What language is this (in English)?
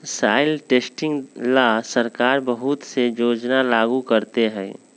Magahi